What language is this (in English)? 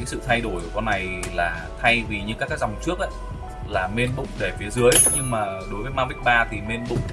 Vietnamese